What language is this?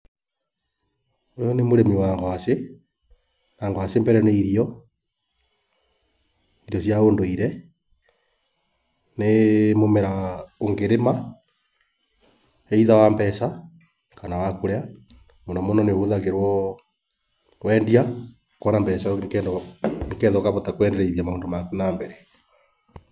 Kikuyu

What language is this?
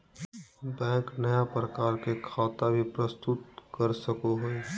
Magahi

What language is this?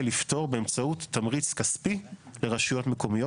Hebrew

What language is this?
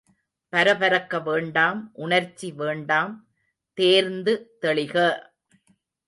Tamil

